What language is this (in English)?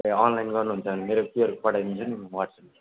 Nepali